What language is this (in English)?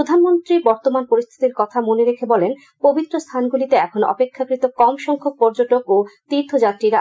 Bangla